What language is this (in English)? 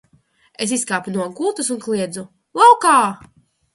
Latvian